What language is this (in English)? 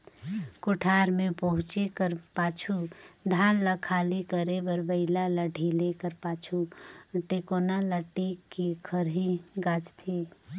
Chhattisgarhi